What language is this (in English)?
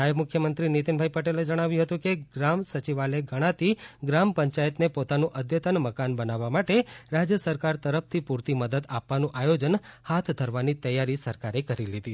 Gujarati